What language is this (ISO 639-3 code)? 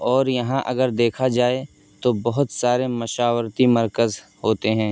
urd